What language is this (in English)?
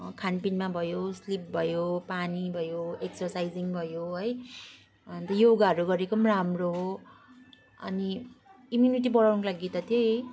Nepali